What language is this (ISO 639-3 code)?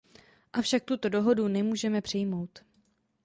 ces